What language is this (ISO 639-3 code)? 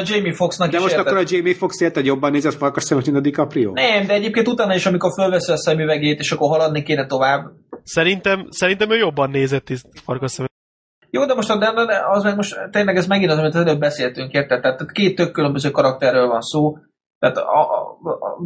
hun